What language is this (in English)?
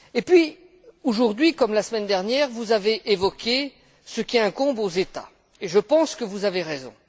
French